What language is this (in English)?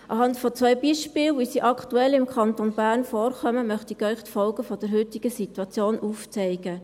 Swiss German